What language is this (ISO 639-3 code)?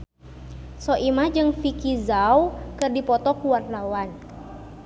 sun